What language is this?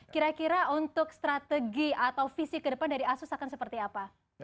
Indonesian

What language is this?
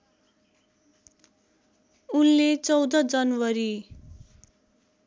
Nepali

